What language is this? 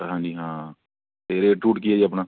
Punjabi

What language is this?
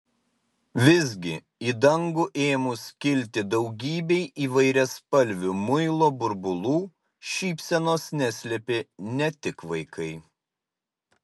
Lithuanian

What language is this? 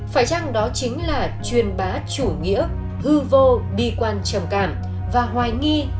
Vietnamese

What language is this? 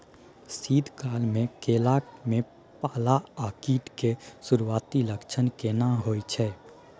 Maithili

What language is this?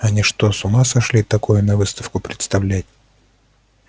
Russian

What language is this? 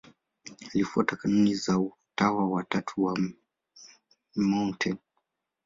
Swahili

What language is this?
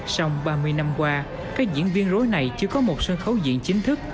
Vietnamese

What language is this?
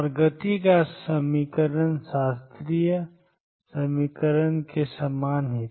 Hindi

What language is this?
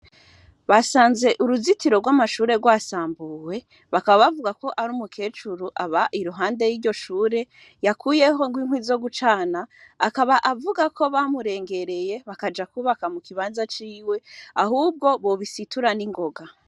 Rundi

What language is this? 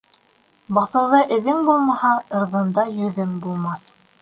Bashkir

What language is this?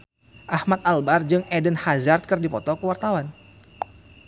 Sundanese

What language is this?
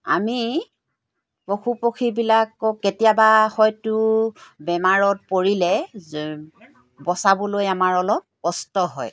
Assamese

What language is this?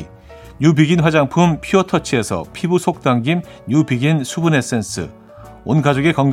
Korean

